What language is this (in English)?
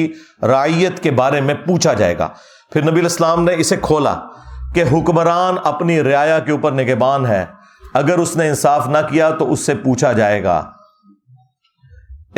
Urdu